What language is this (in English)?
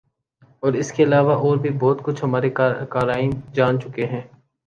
Urdu